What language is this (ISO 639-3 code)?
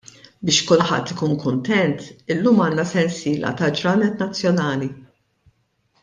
mlt